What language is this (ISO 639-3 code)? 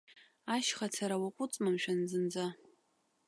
abk